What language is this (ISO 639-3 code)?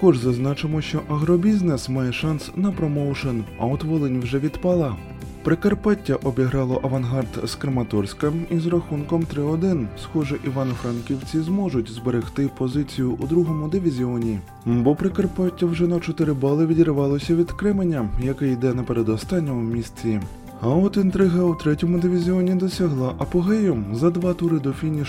ukr